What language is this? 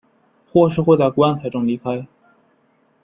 Chinese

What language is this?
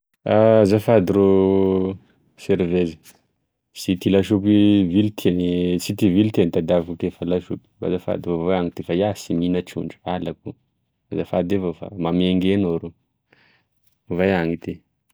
Tesaka Malagasy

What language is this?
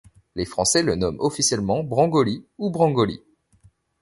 French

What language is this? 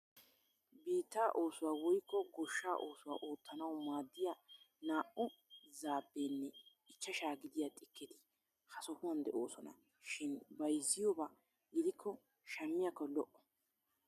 Wolaytta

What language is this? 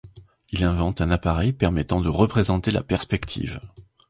French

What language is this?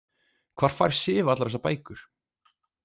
Icelandic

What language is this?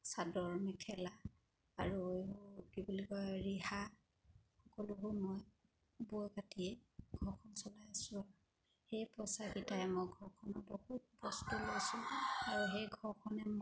Assamese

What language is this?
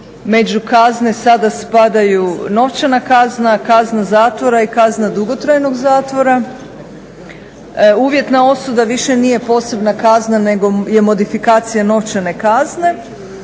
Croatian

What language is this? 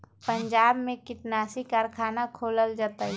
Magahi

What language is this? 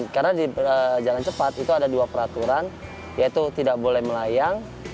Indonesian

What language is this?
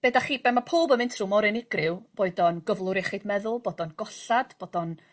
Welsh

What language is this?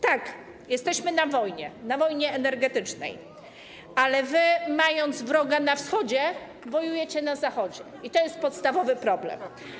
Polish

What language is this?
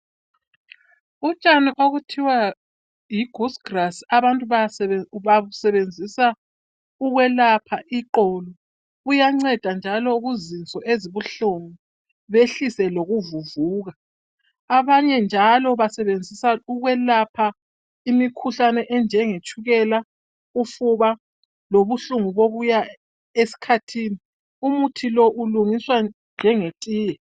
North Ndebele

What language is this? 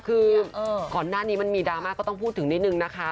Thai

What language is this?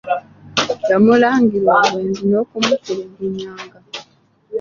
Ganda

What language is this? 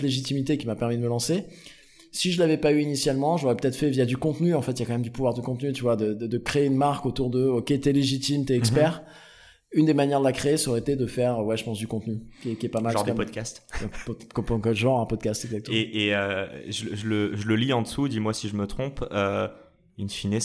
French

